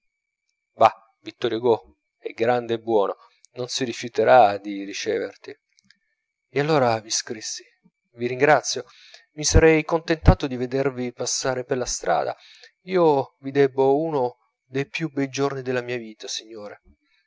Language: Italian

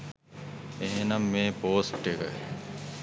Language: Sinhala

